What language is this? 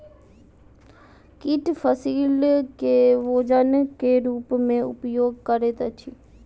Maithili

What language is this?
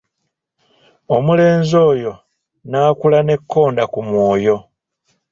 Ganda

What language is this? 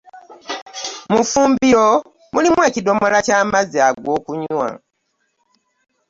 Ganda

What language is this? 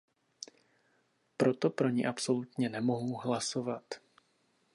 Czech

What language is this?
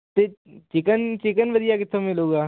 Punjabi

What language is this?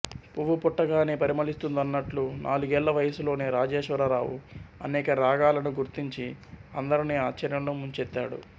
Telugu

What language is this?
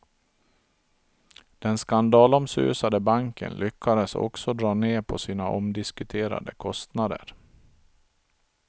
Swedish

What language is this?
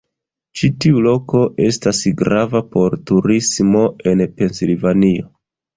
Esperanto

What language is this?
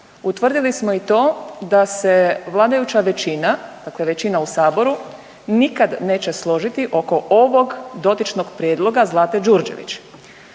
Croatian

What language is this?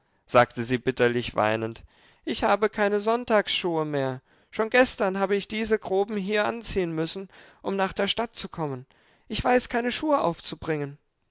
German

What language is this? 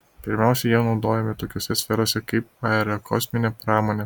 Lithuanian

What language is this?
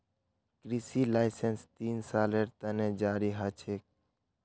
Magahi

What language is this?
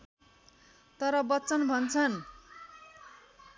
Nepali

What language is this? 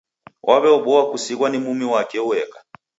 Taita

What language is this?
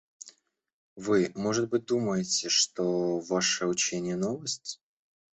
Russian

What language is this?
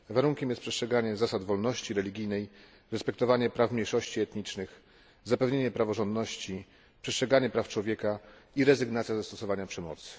Polish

